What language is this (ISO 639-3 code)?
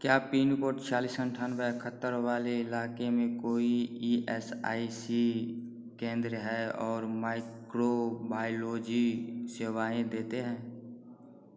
hin